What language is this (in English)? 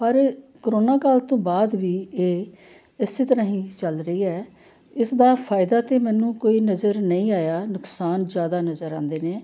Punjabi